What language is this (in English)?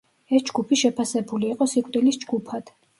Georgian